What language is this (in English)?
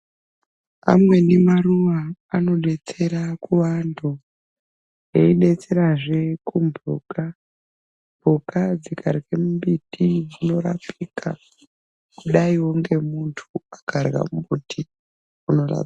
Ndau